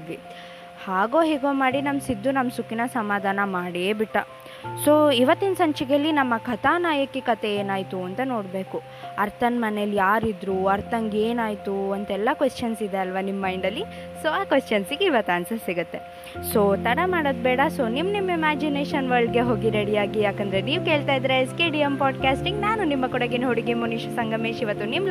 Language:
Kannada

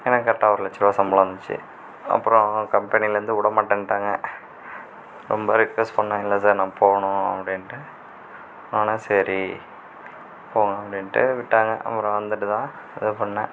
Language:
Tamil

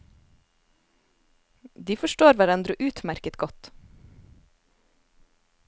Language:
Norwegian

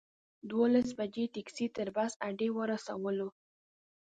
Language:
Pashto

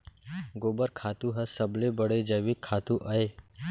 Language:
Chhattisgarhi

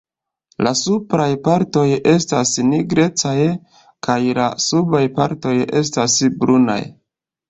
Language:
Esperanto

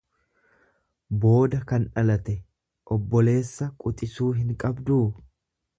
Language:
Oromo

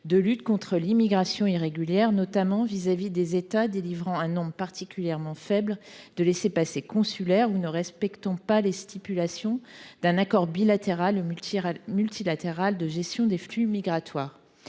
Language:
French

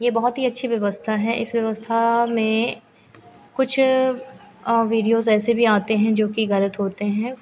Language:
Hindi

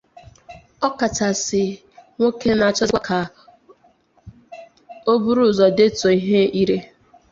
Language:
Igbo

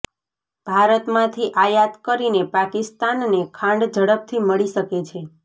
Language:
Gujarati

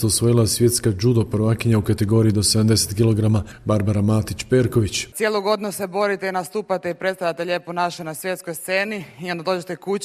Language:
Croatian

